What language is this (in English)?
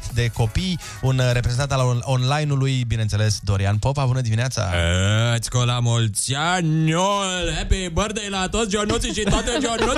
Romanian